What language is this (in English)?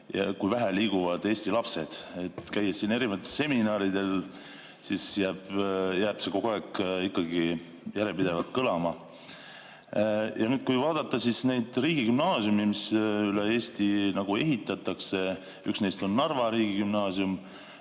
Estonian